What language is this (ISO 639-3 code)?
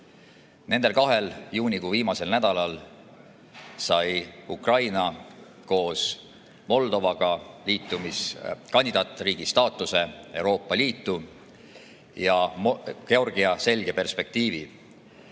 est